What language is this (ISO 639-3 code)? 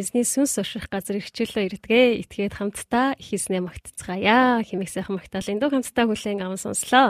kor